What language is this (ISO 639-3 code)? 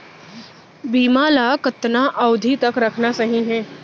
hne